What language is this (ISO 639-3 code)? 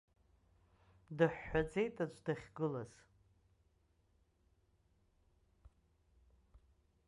abk